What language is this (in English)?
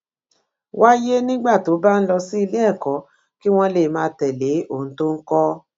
Yoruba